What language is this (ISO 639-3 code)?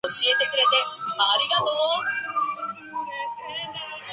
zho